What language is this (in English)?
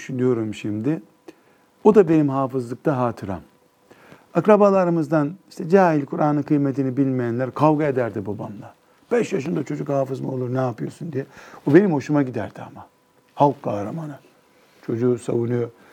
Turkish